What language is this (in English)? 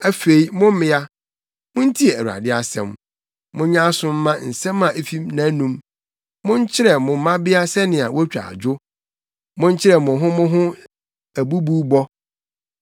Akan